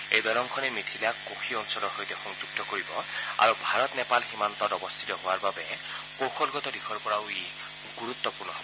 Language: Assamese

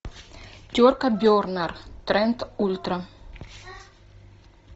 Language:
Russian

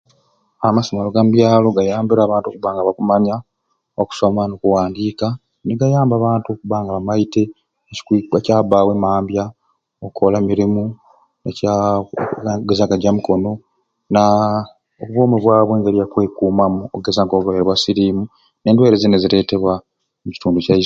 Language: Ruuli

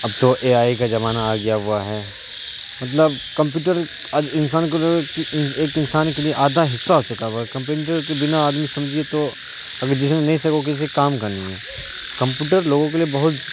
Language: Urdu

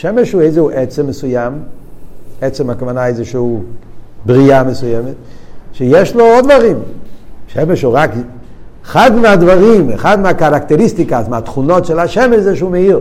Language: Hebrew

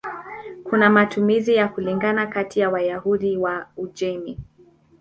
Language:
Swahili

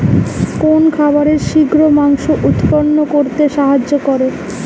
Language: Bangla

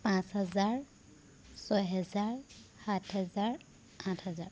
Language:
Assamese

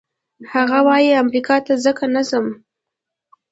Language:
Pashto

